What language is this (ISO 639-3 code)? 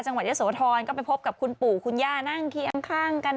tha